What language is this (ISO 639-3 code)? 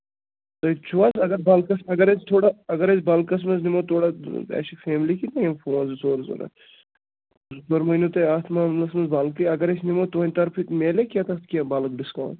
kas